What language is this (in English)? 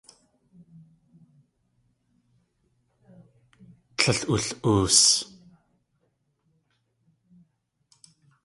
Tlingit